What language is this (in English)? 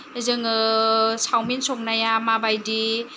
Bodo